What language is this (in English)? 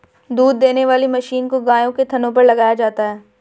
Hindi